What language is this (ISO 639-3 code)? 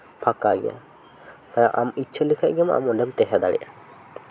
sat